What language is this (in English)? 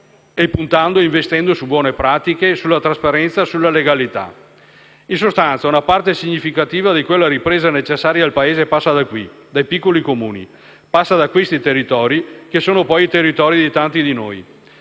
Italian